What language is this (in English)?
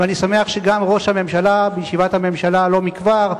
Hebrew